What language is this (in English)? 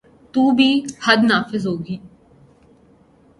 Urdu